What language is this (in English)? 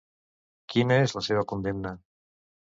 Catalan